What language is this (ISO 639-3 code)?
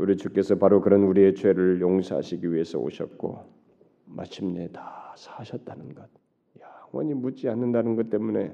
kor